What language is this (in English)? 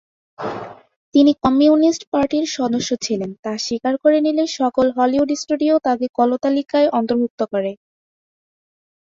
Bangla